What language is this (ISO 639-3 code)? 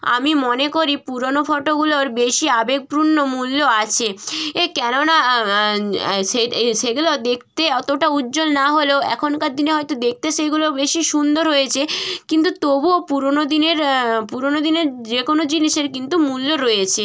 ben